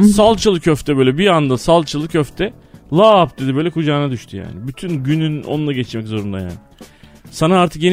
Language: Turkish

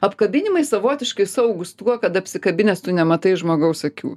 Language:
Lithuanian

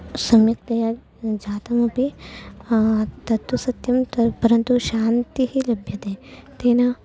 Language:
Sanskrit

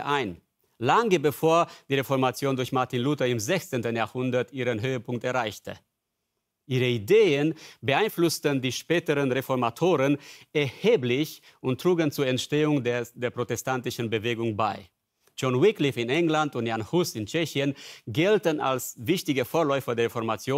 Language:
German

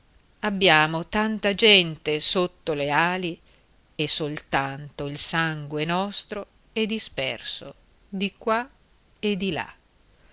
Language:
Italian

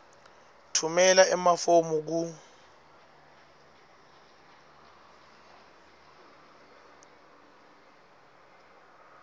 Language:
Swati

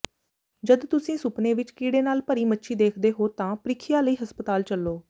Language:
Punjabi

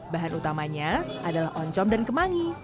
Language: Indonesian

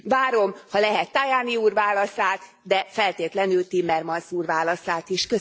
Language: Hungarian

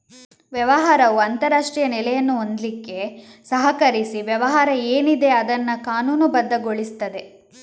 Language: Kannada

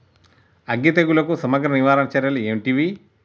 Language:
Telugu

